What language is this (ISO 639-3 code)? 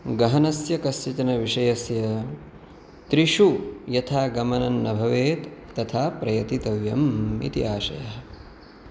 san